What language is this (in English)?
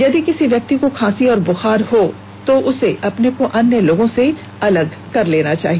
Hindi